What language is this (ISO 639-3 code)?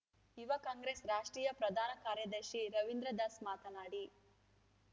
kan